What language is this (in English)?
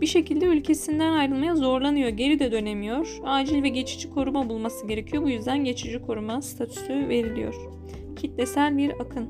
Turkish